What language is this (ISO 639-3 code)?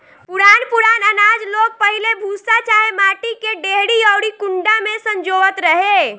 bho